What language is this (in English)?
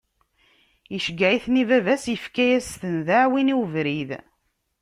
Kabyle